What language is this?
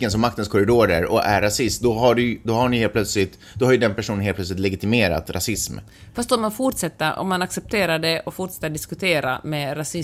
Swedish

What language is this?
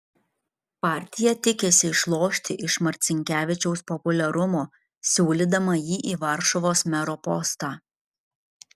Lithuanian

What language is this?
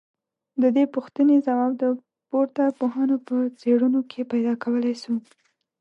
Pashto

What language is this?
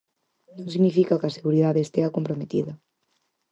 Galician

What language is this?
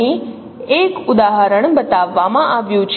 Gujarati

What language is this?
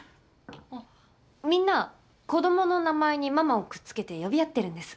Japanese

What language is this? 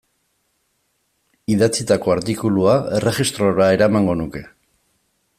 Basque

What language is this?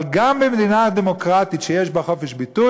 Hebrew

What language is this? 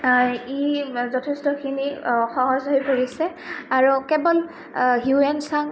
Assamese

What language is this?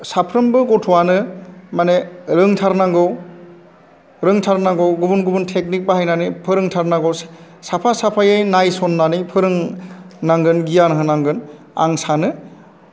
Bodo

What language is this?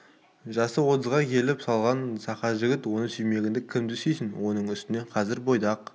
Kazakh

